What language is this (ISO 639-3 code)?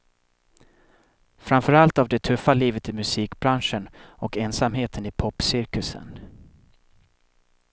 swe